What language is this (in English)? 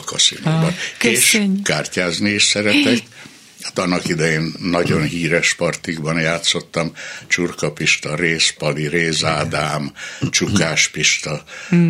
Hungarian